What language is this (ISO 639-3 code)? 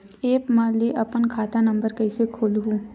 hne